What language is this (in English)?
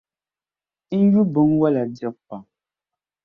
Dagbani